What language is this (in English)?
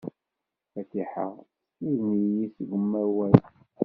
Kabyle